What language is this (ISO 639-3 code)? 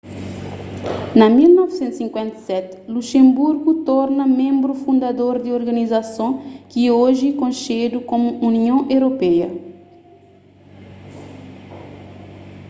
kea